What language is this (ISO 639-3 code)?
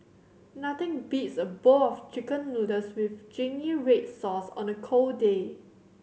eng